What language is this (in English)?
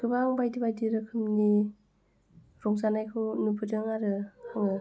Bodo